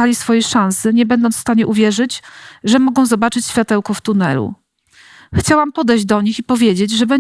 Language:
Polish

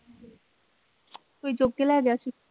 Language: Punjabi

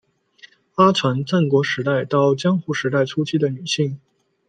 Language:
Chinese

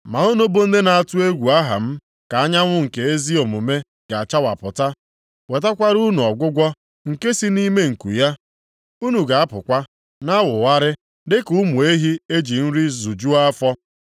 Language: Igbo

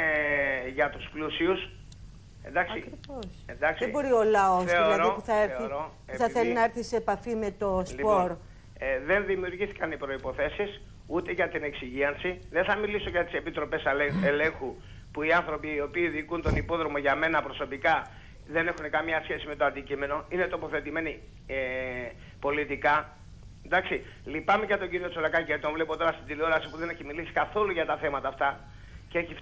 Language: Greek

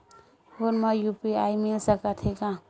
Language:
Chhattisgarhi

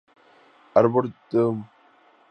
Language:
Spanish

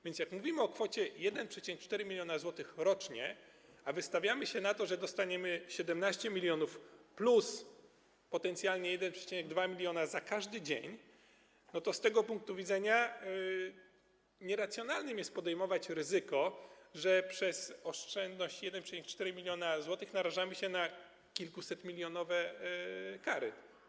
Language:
Polish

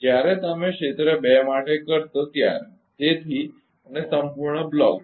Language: Gujarati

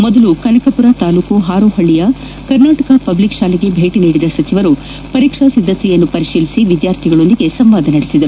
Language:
Kannada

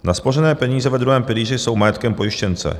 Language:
Czech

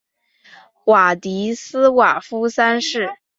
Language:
Chinese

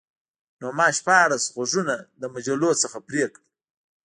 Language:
Pashto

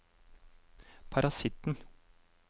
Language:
Norwegian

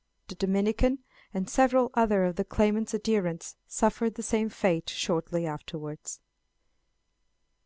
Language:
English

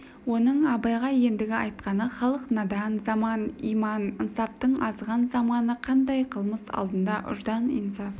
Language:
Kazakh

